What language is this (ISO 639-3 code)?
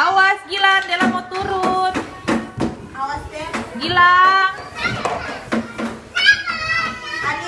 ind